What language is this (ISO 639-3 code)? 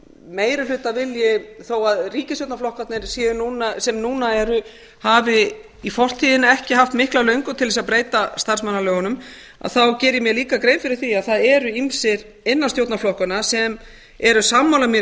isl